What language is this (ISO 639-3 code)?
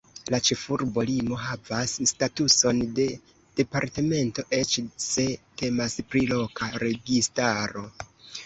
epo